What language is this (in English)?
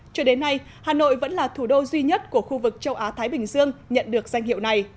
Vietnamese